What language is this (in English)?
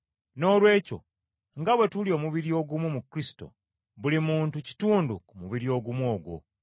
Ganda